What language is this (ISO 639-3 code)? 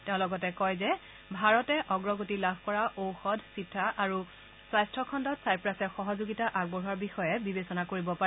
asm